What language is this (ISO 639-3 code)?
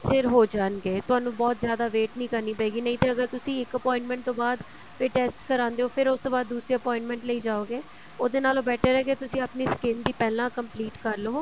pan